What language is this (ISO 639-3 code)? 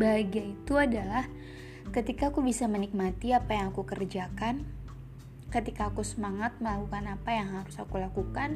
ind